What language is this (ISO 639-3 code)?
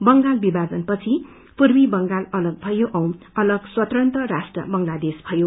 nep